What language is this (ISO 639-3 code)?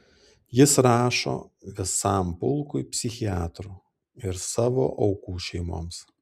lit